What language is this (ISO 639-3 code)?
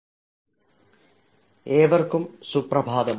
mal